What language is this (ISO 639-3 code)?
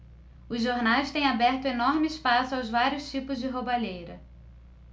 por